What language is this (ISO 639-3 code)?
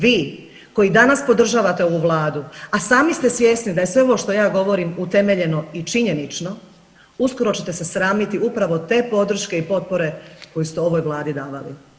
hrv